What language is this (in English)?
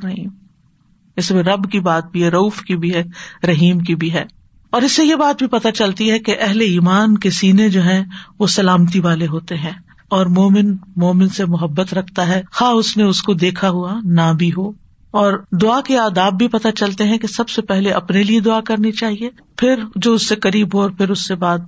Urdu